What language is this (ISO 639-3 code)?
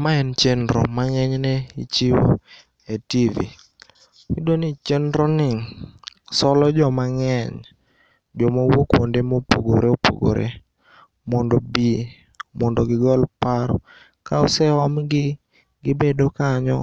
luo